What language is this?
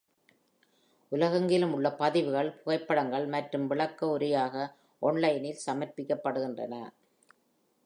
Tamil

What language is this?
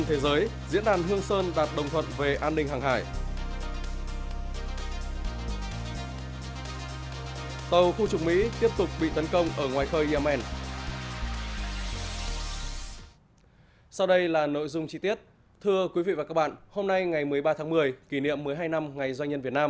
Vietnamese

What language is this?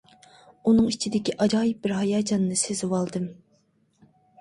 Uyghur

